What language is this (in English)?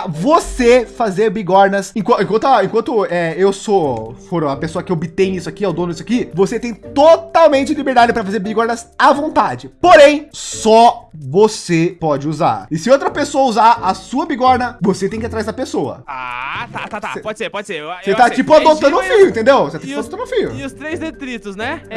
Portuguese